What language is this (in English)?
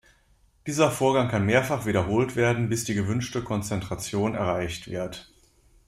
German